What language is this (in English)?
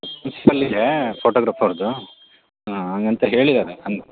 Kannada